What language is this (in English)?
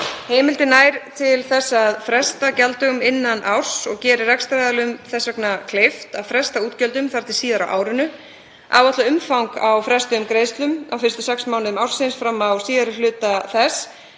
Icelandic